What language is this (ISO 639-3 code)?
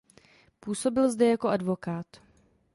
ces